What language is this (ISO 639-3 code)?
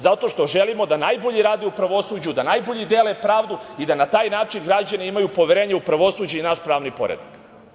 srp